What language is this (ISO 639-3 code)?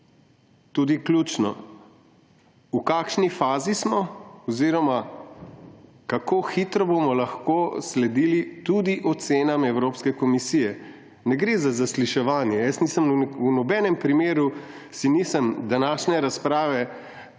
slv